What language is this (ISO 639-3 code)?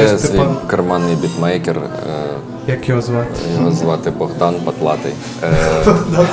ukr